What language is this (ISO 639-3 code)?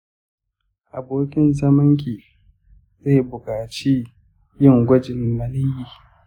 hau